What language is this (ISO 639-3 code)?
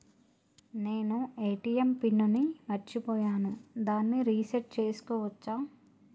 tel